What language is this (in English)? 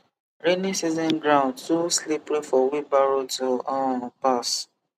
Nigerian Pidgin